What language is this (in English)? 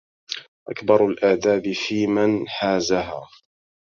Arabic